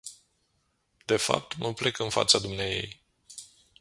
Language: Romanian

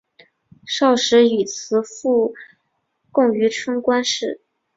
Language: Chinese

